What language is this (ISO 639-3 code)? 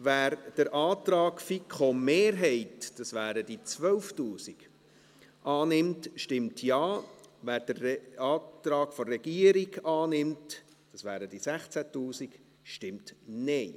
gsw